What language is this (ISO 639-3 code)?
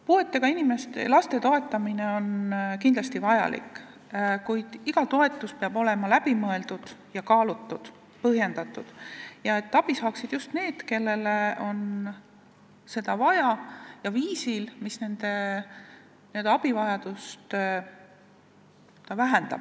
est